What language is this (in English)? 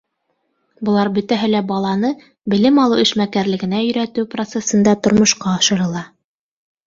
Bashkir